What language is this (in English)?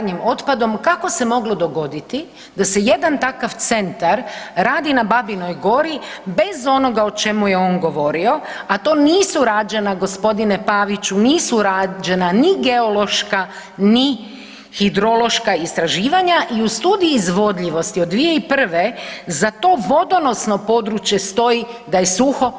Croatian